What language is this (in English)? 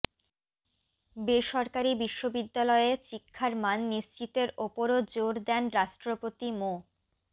Bangla